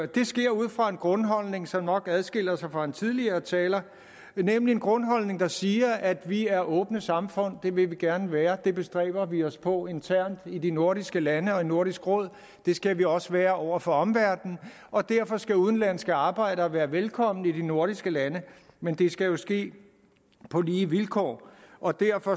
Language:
Danish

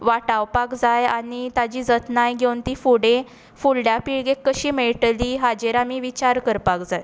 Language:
Konkani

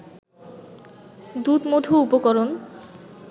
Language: Bangla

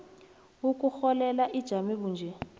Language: South Ndebele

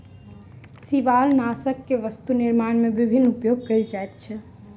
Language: Maithili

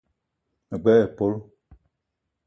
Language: Eton (Cameroon)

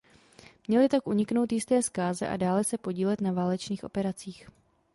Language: Czech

